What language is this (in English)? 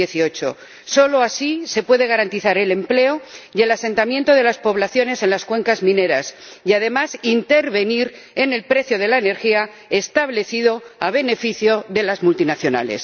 Spanish